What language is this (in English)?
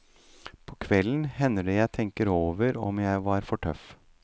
Norwegian